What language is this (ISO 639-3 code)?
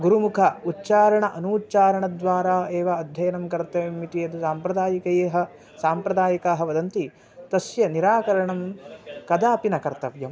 san